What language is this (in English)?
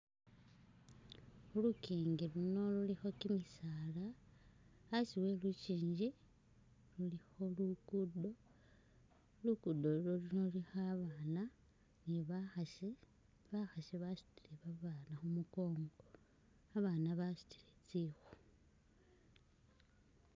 Masaaba